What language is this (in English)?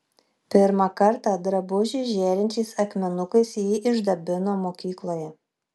Lithuanian